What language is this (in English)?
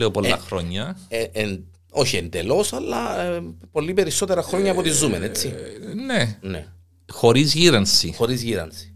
Greek